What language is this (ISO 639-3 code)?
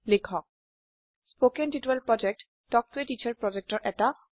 asm